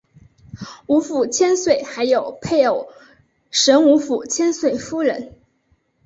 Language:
Chinese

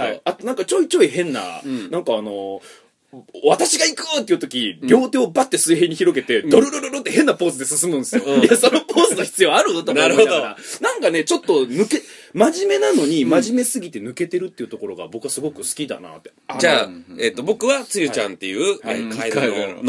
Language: Japanese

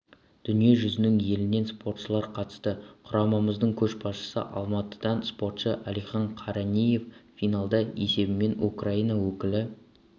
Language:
Kazakh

